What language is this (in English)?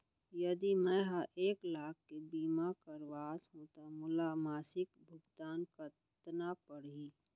Chhattisgarhi